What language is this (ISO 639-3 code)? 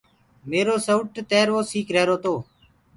ggg